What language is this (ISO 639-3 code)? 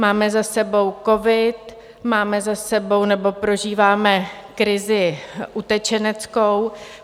ces